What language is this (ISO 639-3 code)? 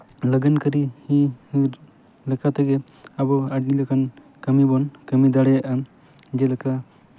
sat